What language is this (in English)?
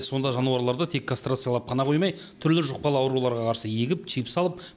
Kazakh